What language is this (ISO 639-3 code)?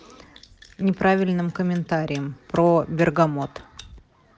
rus